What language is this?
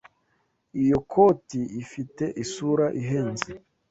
Kinyarwanda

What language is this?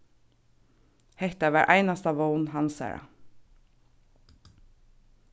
Faroese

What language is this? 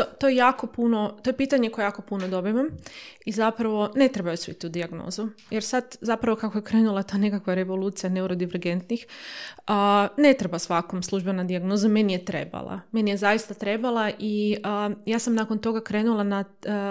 Croatian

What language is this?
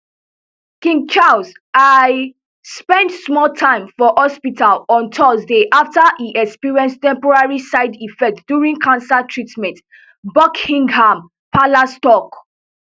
Nigerian Pidgin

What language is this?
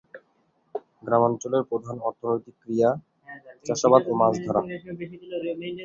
Bangla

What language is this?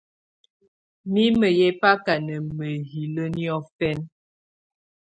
Tunen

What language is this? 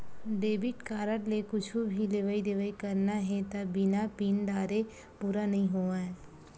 Chhattisgarhi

